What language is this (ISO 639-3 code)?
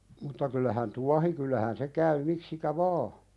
fin